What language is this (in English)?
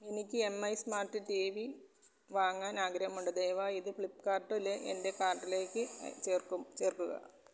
Malayalam